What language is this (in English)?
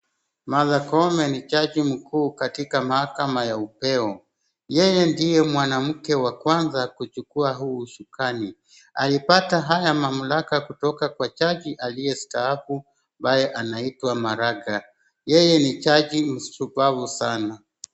Swahili